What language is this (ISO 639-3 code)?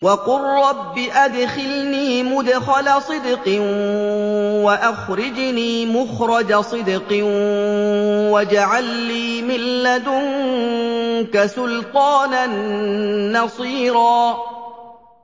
ara